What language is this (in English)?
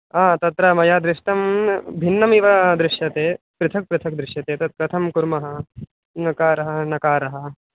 Sanskrit